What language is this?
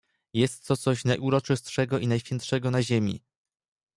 Polish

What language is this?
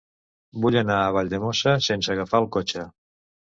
Catalan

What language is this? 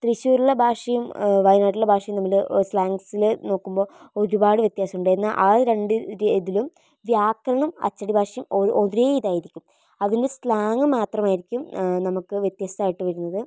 Malayalam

